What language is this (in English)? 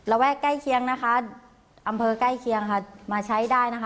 Thai